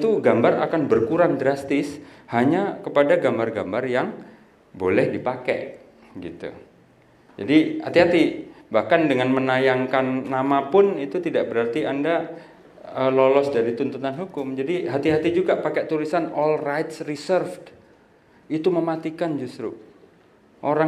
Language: Indonesian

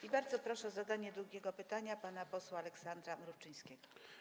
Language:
Polish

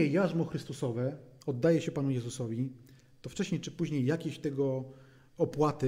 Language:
Polish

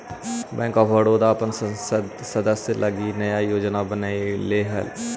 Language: Magahi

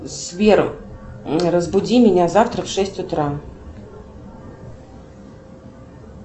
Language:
Russian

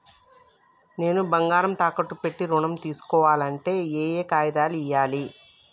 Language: Telugu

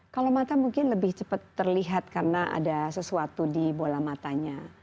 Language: Indonesian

